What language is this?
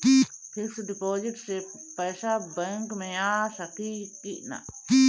Bhojpuri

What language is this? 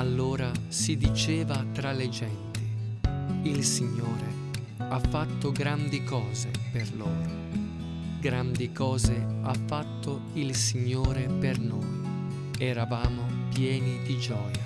Italian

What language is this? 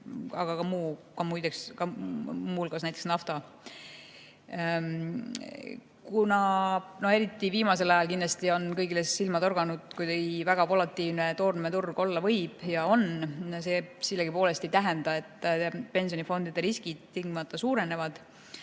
Estonian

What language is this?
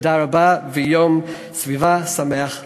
Hebrew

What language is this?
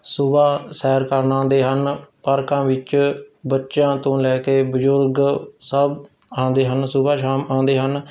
Punjabi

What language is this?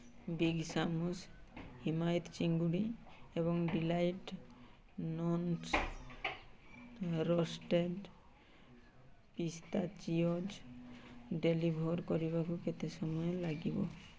Odia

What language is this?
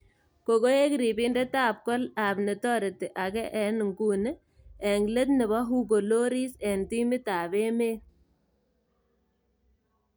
Kalenjin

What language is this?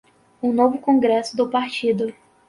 Portuguese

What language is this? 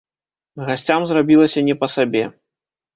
Belarusian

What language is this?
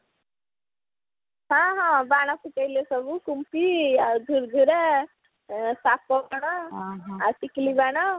Odia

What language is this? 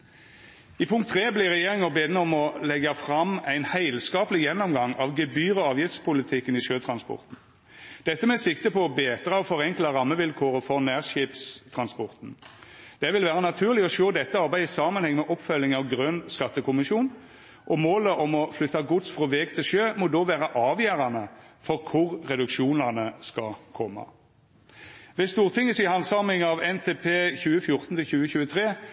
Norwegian Nynorsk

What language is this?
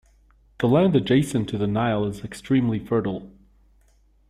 English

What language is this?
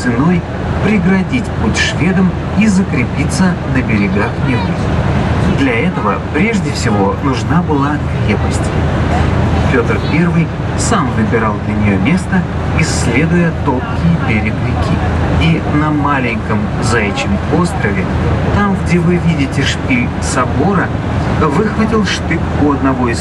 Russian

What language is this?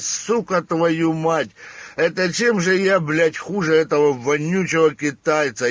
Russian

